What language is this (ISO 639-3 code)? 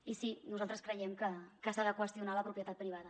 cat